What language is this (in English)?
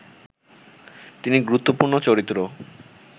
Bangla